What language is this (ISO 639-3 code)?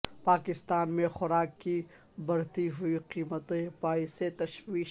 urd